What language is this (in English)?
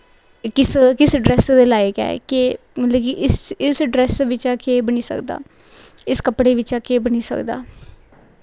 Dogri